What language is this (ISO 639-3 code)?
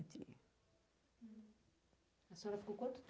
por